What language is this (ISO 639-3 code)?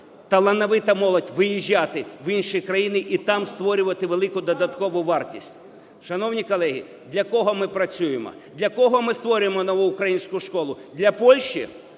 ukr